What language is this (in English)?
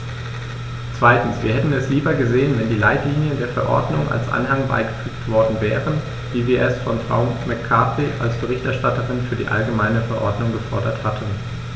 German